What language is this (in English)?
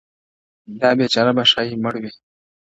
Pashto